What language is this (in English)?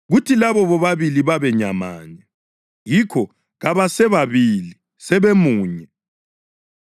North Ndebele